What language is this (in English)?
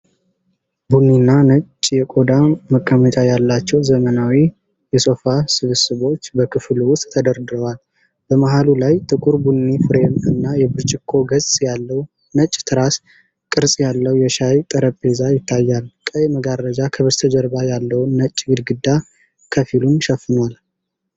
Amharic